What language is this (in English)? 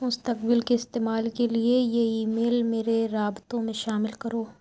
Urdu